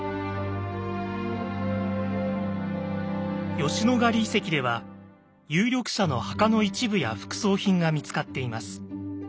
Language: Japanese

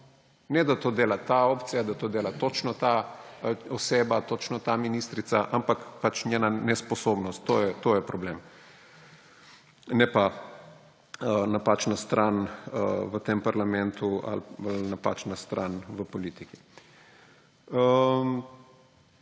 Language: Slovenian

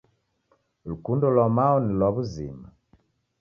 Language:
Taita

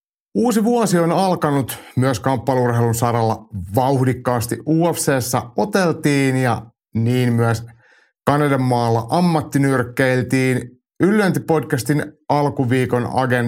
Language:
Finnish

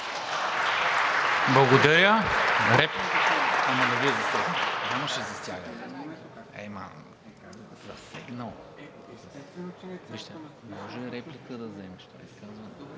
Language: Bulgarian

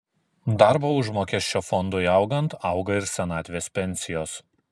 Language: Lithuanian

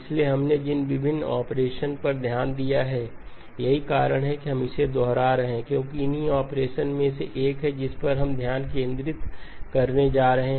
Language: Hindi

